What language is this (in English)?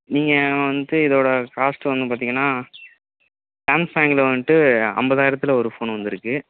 Tamil